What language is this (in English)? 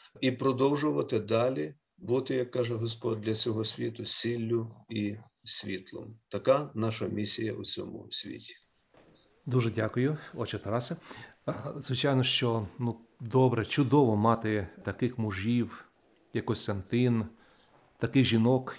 Ukrainian